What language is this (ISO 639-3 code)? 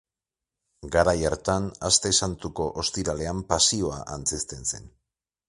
eus